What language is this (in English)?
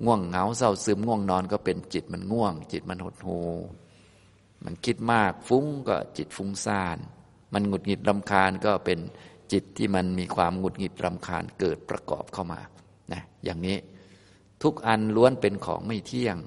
Thai